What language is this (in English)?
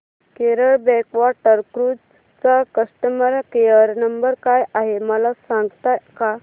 Marathi